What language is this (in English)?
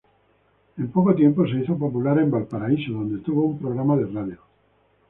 Spanish